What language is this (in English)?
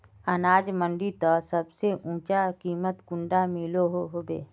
Magahi